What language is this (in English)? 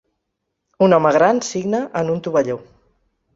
Catalan